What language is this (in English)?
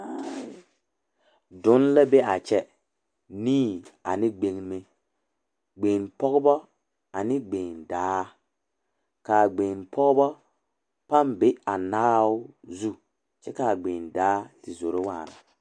Southern Dagaare